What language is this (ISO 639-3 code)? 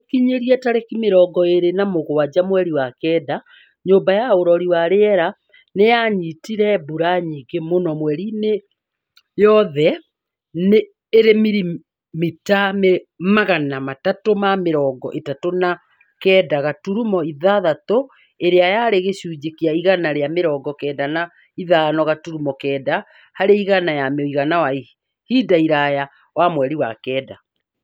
kik